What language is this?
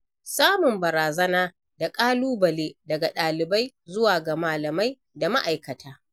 Hausa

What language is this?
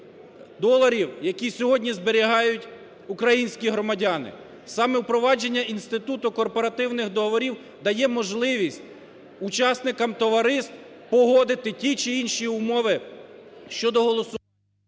Ukrainian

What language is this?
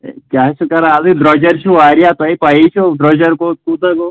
Kashmiri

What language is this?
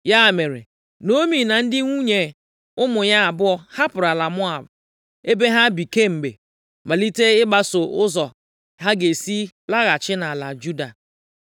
Igbo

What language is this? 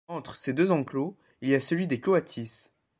French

